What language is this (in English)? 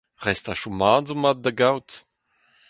Breton